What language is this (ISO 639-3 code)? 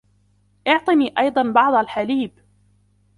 ara